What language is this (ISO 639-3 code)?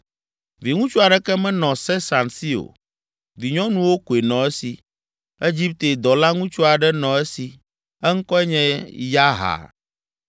ewe